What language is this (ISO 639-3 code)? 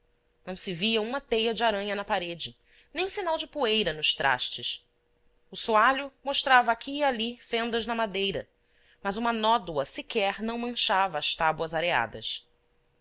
por